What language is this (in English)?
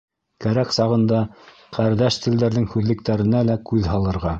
Bashkir